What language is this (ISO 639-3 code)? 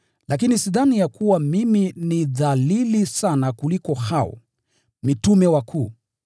swa